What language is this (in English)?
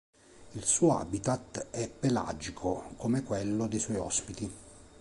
Italian